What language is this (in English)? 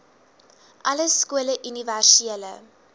Afrikaans